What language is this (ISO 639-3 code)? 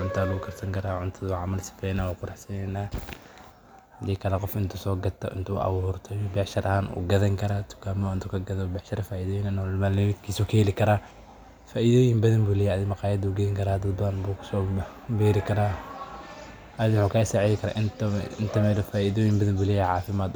som